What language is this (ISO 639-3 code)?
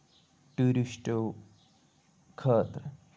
kas